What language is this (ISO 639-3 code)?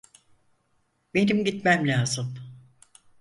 tur